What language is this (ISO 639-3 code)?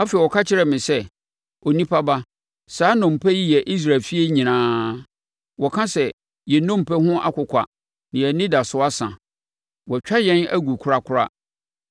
aka